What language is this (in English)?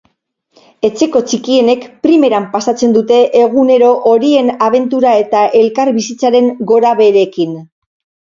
Basque